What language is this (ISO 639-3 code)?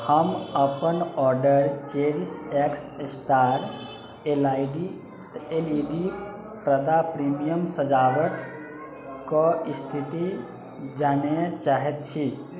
mai